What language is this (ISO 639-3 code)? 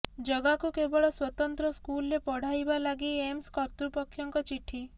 ori